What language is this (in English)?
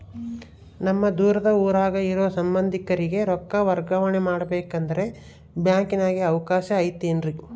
Kannada